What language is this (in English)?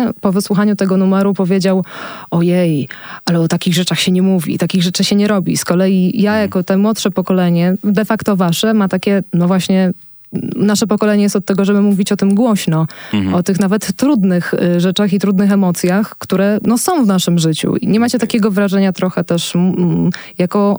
Polish